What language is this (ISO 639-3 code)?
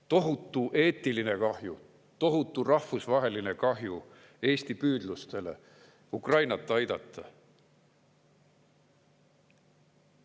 est